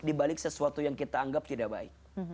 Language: Indonesian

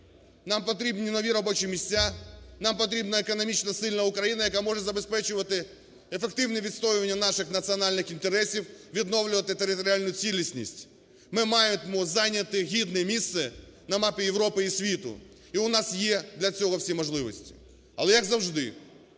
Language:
Ukrainian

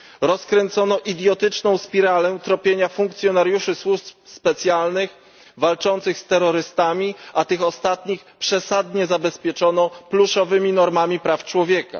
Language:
Polish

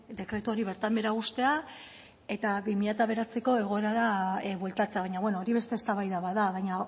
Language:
Basque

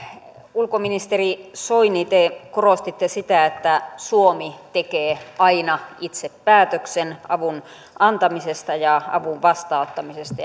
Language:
Finnish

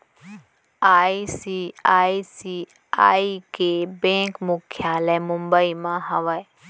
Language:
Chhattisgarhi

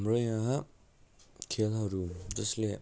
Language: Nepali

